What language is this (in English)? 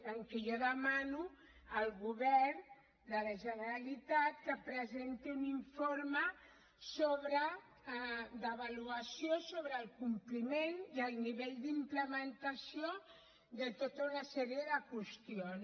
Catalan